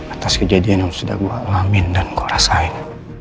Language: Indonesian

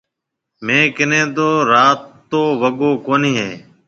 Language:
Marwari (Pakistan)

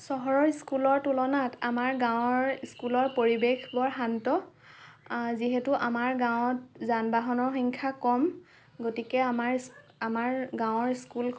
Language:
Assamese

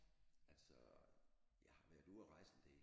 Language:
Danish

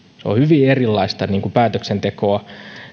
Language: Finnish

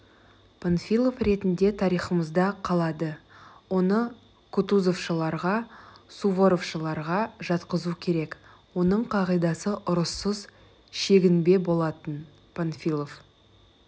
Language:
Kazakh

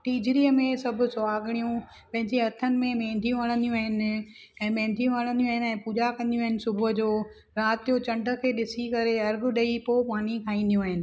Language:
Sindhi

